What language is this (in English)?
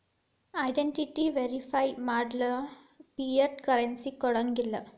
Kannada